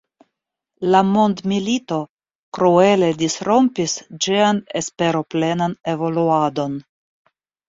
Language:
Esperanto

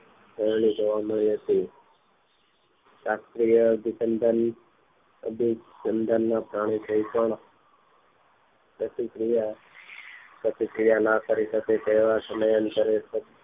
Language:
Gujarati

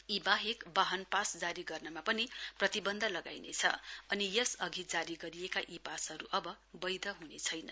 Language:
Nepali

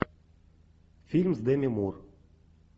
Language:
Russian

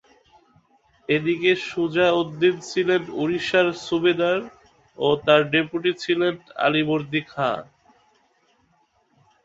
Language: Bangla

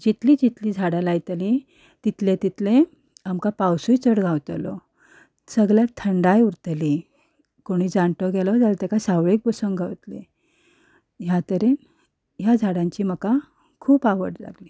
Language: Konkani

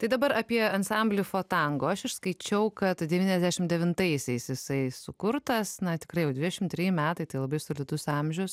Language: Lithuanian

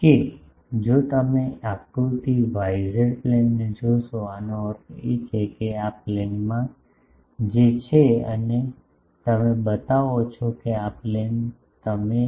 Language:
Gujarati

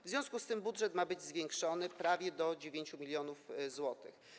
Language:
Polish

